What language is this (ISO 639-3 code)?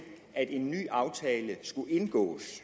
dan